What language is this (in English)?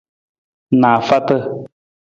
Nawdm